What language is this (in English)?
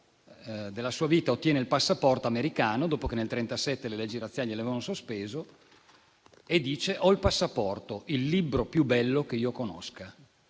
Italian